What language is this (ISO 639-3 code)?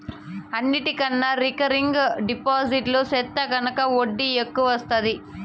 tel